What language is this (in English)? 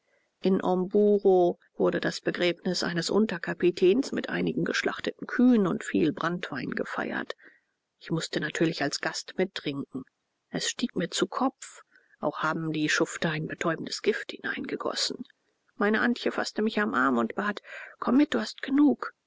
German